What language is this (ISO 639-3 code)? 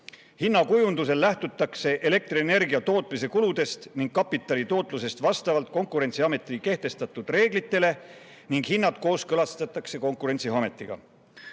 est